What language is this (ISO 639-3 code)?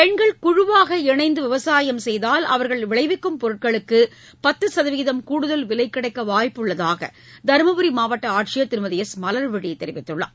tam